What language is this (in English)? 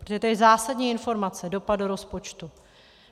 Czech